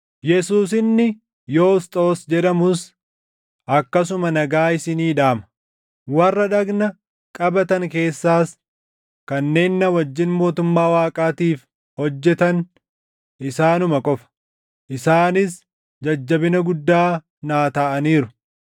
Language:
Oromo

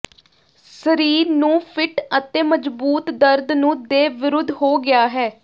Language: Punjabi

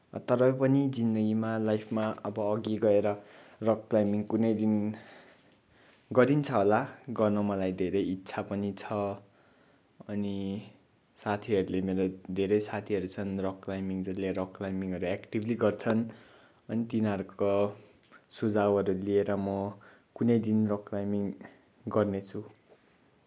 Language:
Nepali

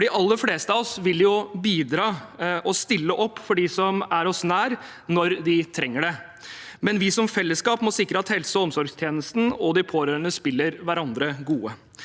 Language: Norwegian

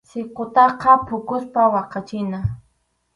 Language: Arequipa-La Unión Quechua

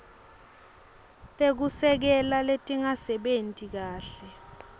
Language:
Swati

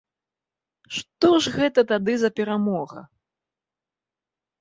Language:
Belarusian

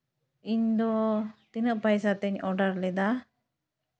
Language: Santali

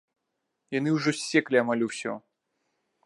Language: Belarusian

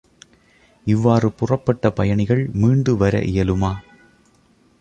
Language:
Tamil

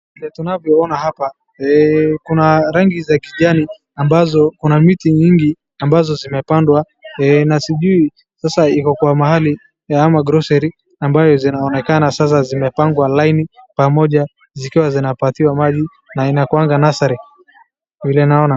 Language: Swahili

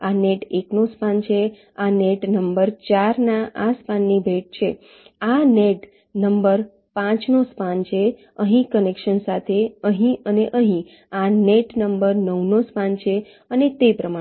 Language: Gujarati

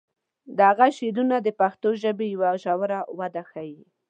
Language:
Pashto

